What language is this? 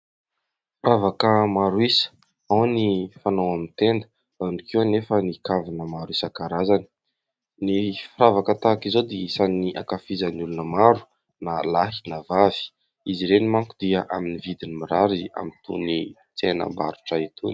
Malagasy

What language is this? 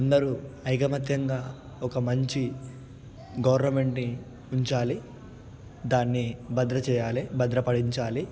Telugu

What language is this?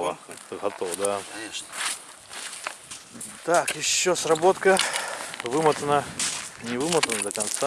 Russian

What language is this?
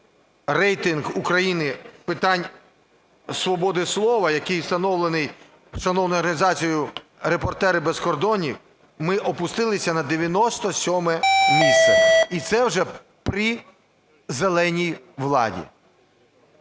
Ukrainian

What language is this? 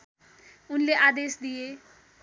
Nepali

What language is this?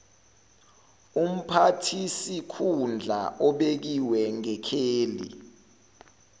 Zulu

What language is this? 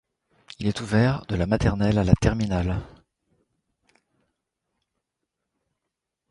French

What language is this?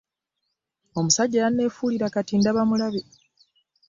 Ganda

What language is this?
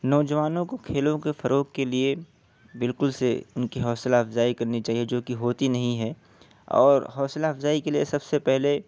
Urdu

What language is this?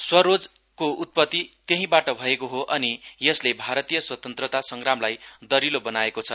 Nepali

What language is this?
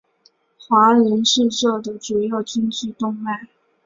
Chinese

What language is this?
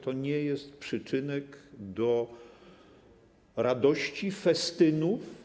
Polish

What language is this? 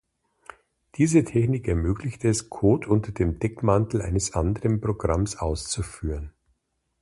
German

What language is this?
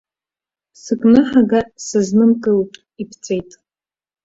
Abkhazian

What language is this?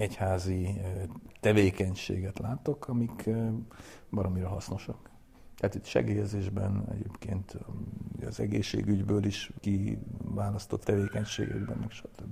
Hungarian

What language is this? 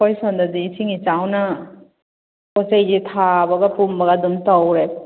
Manipuri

